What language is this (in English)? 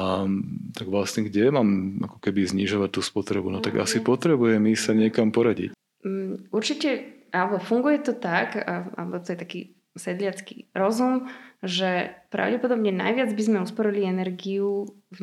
Slovak